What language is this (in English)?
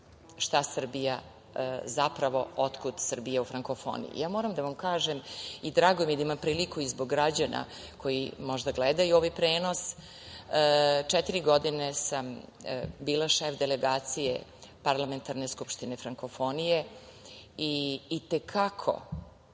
Serbian